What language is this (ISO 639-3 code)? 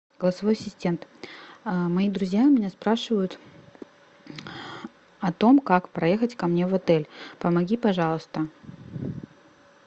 rus